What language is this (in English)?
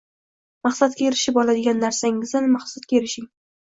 Uzbek